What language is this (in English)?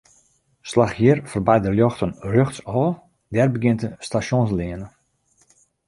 Western Frisian